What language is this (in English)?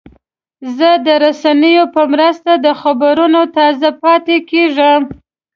Pashto